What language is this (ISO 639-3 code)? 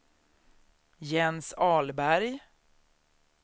swe